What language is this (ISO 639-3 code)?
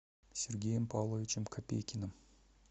rus